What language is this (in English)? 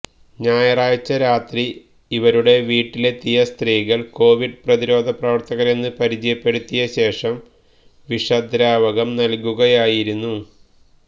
Malayalam